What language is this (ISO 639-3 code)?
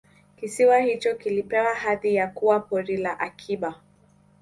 swa